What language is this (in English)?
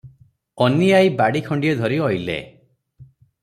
Odia